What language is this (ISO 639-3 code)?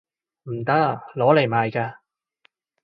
yue